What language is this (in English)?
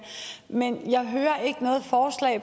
Danish